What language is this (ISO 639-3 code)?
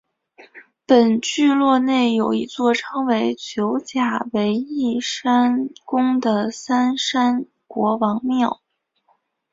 zho